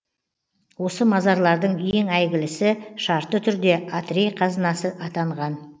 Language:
Kazakh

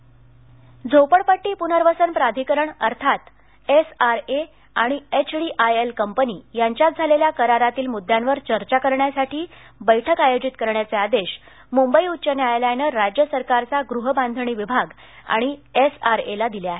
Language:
Marathi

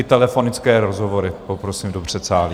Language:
Czech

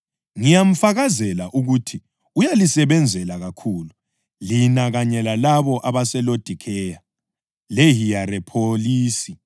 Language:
North Ndebele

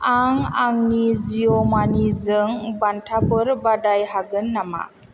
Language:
Bodo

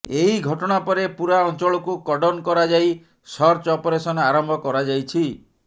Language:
Odia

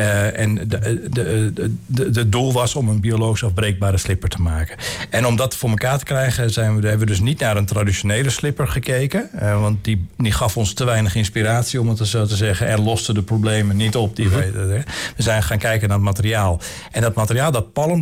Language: Dutch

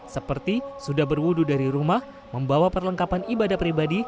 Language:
Indonesian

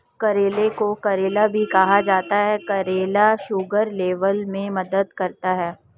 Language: Hindi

